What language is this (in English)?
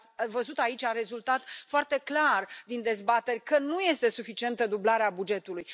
Romanian